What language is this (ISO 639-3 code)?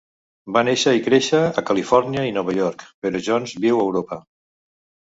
cat